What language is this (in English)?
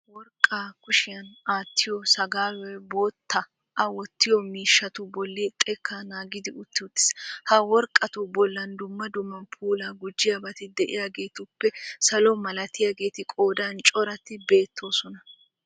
Wolaytta